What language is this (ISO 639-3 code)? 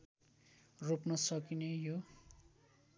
nep